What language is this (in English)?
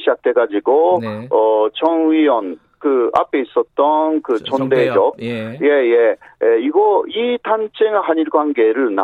Korean